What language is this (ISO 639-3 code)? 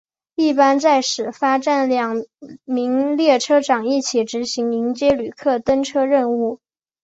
zho